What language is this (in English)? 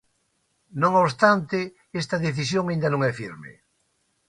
Galician